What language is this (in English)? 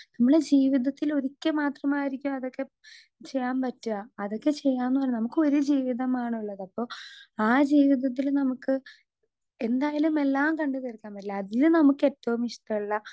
Malayalam